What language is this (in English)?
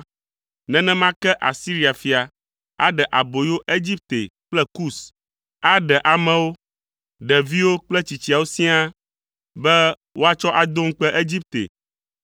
Ewe